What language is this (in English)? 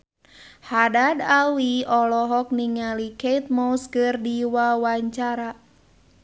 Sundanese